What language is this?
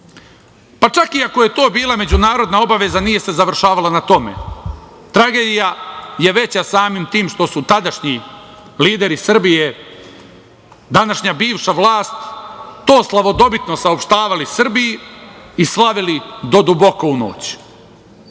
Serbian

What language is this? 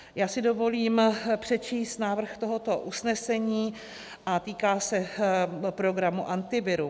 Czech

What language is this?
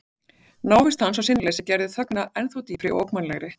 Icelandic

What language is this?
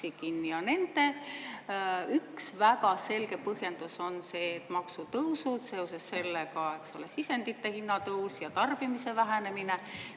Estonian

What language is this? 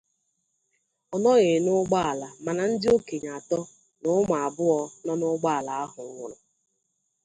Igbo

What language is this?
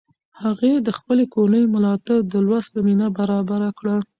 Pashto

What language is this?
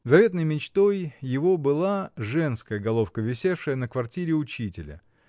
Russian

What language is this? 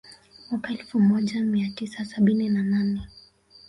Swahili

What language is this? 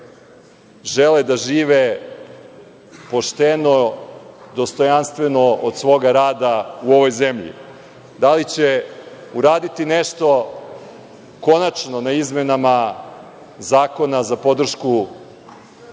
Serbian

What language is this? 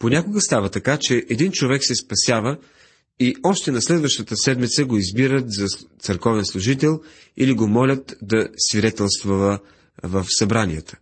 Bulgarian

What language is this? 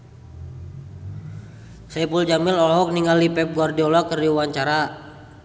Sundanese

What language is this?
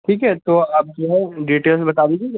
Urdu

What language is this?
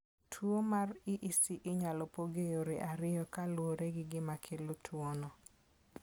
Luo (Kenya and Tanzania)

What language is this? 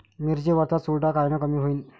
Marathi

